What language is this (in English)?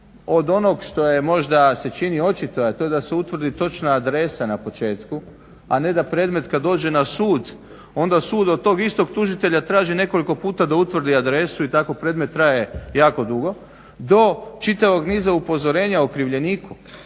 Croatian